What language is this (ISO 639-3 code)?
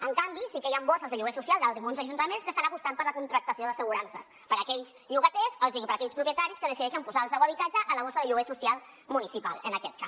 cat